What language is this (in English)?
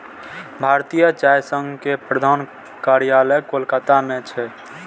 Maithili